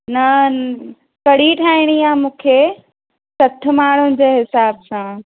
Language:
Sindhi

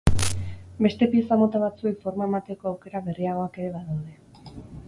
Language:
Basque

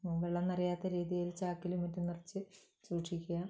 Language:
Malayalam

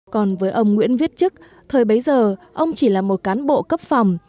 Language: Vietnamese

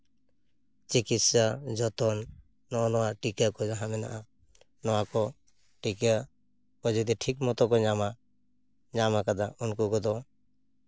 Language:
Santali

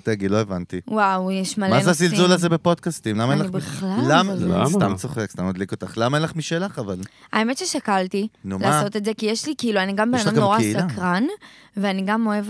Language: Hebrew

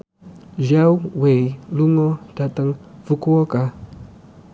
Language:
Javanese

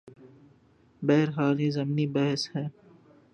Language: Urdu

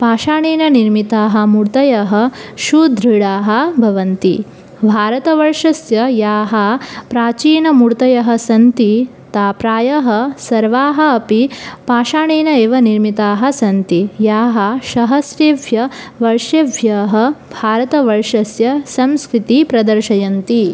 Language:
Sanskrit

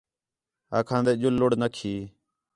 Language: Khetrani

